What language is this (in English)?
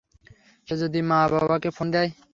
Bangla